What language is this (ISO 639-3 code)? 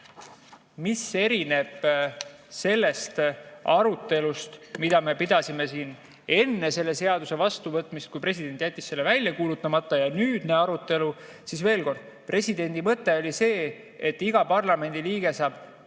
est